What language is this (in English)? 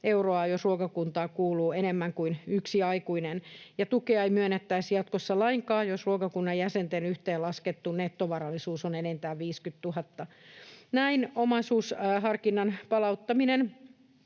Finnish